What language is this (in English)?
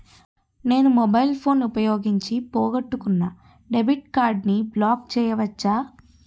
Telugu